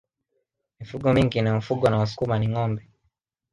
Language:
Swahili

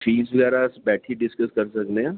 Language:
Dogri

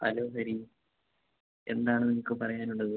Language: Malayalam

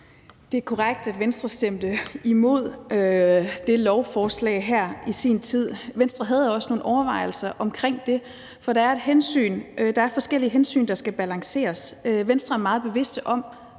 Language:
Danish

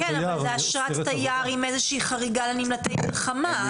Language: Hebrew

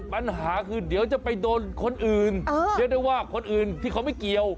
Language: Thai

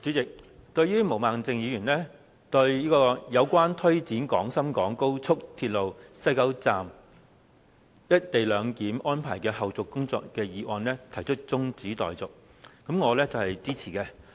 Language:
Cantonese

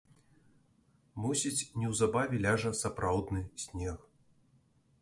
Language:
Belarusian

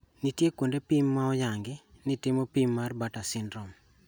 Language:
Luo (Kenya and Tanzania)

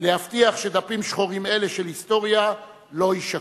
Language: Hebrew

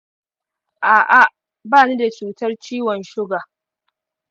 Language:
Hausa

